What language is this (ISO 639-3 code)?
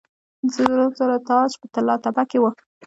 pus